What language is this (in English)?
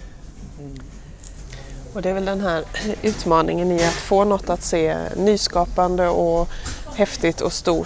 Swedish